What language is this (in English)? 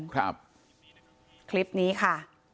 Thai